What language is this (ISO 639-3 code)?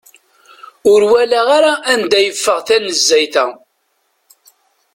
kab